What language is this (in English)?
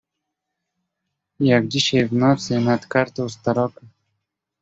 Polish